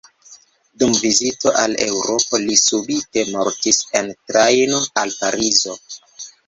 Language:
Esperanto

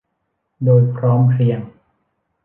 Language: Thai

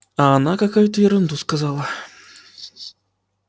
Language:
Russian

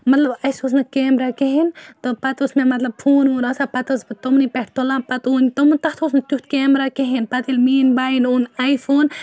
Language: Kashmiri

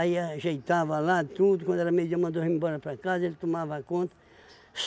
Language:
Portuguese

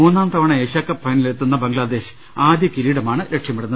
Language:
Malayalam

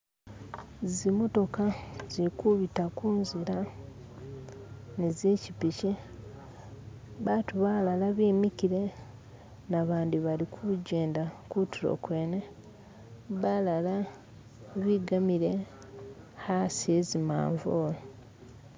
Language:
Masaaba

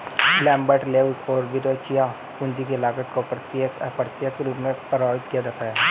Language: Hindi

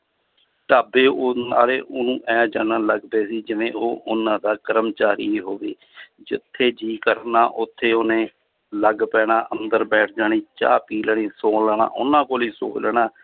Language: Punjabi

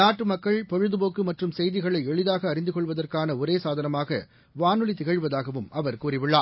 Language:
Tamil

